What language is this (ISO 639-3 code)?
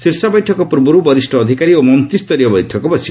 ori